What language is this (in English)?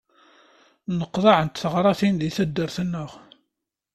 Kabyle